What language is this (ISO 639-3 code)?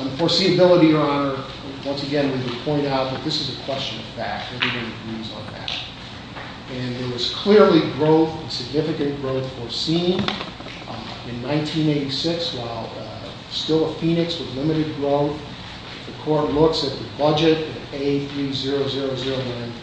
eng